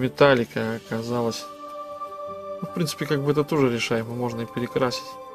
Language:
Russian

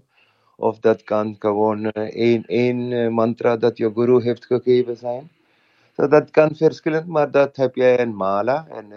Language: Dutch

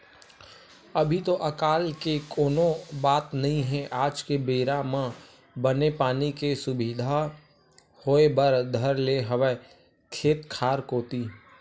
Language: Chhattisgarhi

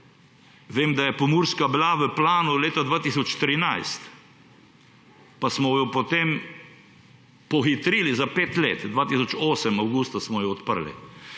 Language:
Slovenian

